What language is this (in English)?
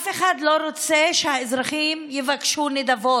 Hebrew